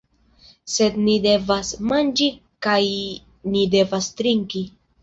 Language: Esperanto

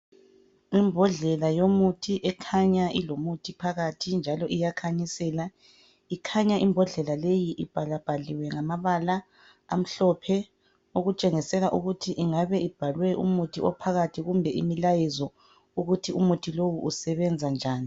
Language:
North Ndebele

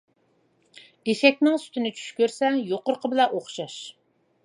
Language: Uyghur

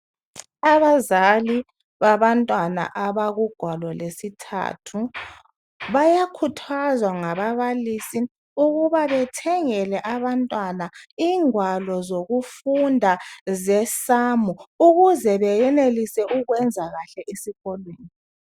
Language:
North Ndebele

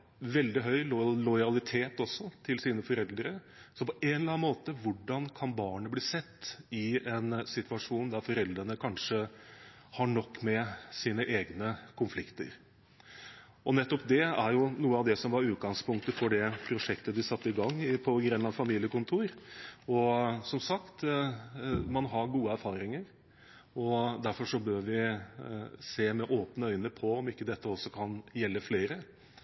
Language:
Norwegian Bokmål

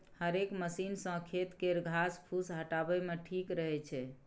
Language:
Maithili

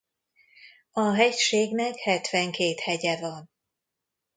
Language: Hungarian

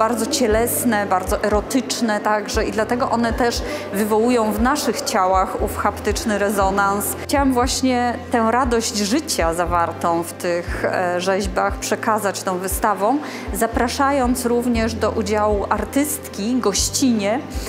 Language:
Polish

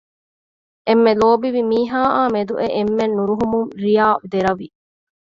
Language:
Divehi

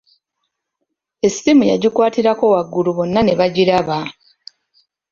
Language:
Ganda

